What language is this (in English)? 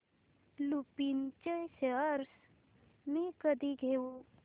Marathi